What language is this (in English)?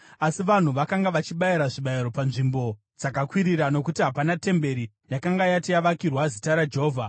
Shona